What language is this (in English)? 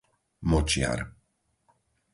Slovak